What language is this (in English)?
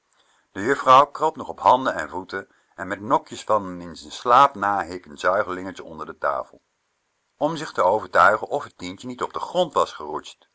Dutch